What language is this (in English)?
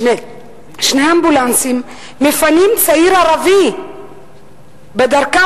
Hebrew